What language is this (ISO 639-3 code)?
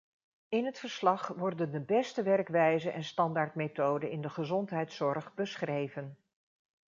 nld